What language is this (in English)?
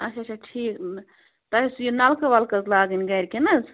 Kashmiri